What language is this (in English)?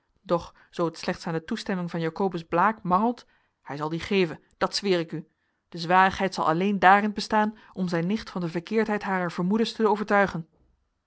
Dutch